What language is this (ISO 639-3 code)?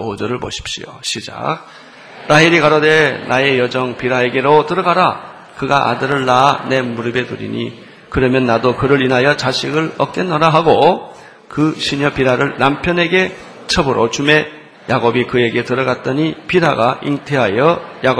kor